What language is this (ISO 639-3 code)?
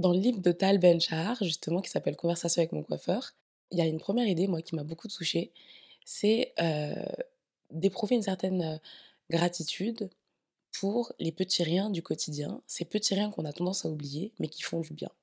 fra